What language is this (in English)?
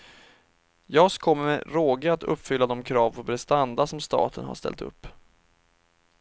Swedish